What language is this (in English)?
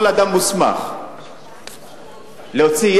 Hebrew